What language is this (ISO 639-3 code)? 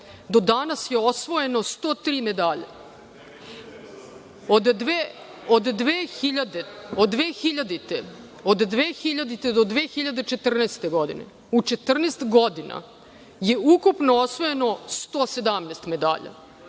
srp